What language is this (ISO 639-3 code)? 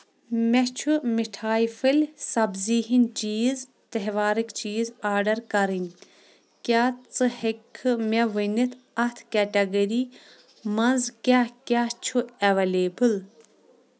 kas